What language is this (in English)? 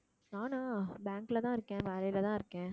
Tamil